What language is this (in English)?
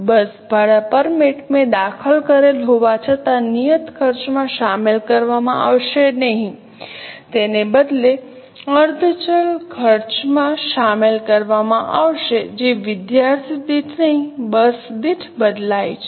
Gujarati